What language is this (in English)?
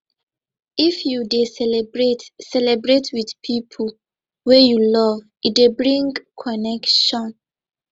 Nigerian Pidgin